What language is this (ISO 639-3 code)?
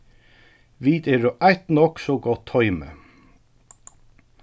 fao